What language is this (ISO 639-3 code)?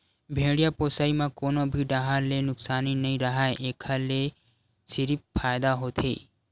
hne